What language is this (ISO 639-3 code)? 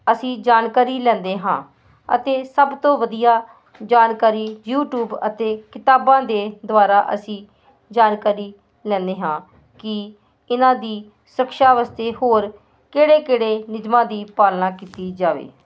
pan